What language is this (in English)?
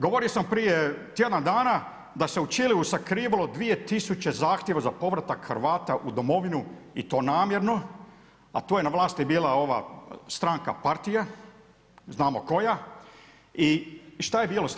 Croatian